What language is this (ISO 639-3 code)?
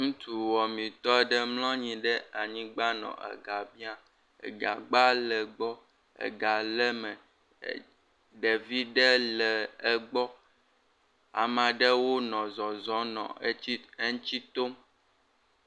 ewe